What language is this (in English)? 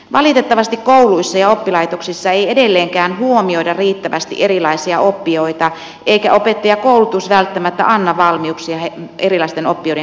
Finnish